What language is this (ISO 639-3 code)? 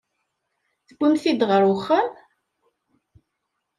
kab